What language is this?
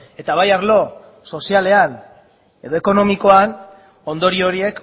Basque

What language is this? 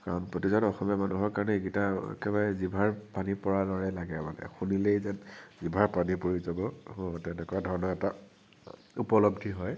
Assamese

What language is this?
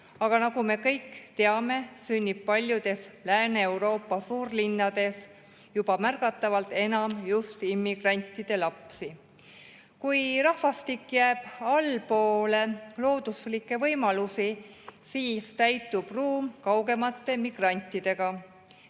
Estonian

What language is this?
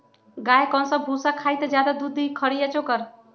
Magahi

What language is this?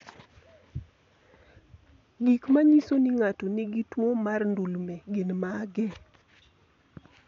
Luo (Kenya and Tanzania)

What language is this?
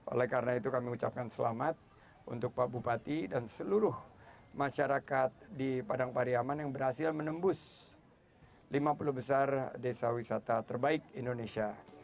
Indonesian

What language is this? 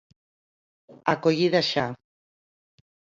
Galician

